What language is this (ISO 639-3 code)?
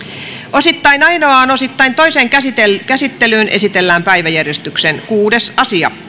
fin